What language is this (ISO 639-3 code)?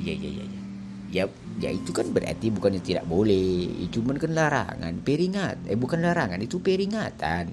msa